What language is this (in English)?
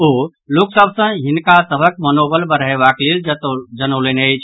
Maithili